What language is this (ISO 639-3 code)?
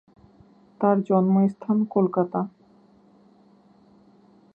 ben